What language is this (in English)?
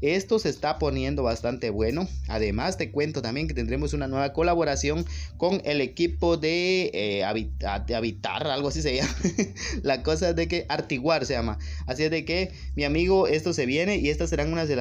Spanish